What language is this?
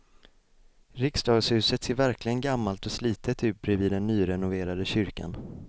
Swedish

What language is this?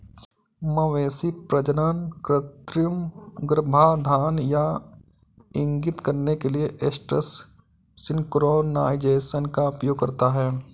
Hindi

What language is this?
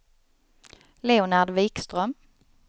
Swedish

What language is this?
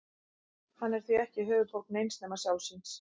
Icelandic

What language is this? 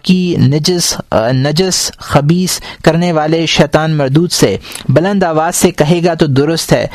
Urdu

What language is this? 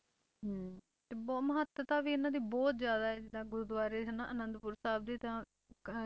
Punjabi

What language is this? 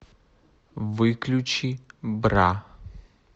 Russian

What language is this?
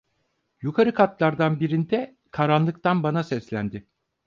Turkish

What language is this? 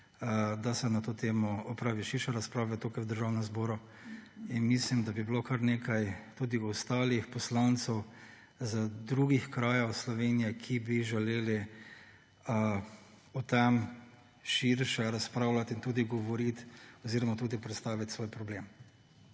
Slovenian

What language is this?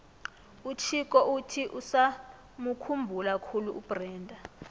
South Ndebele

